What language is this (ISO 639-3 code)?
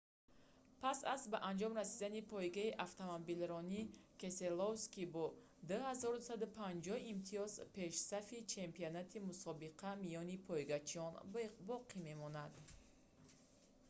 tgk